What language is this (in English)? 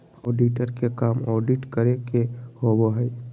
Magahi